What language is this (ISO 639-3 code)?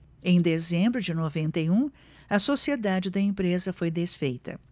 por